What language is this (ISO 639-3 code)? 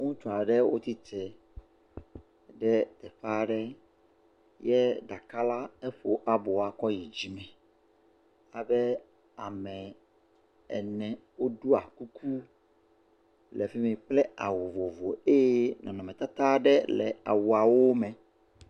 ewe